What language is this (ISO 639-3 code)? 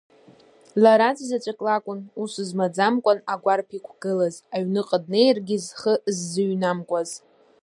abk